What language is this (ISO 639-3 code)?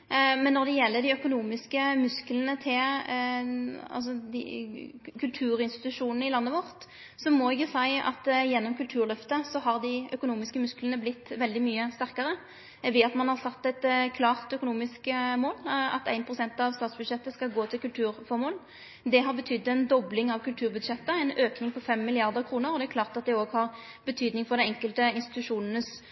nno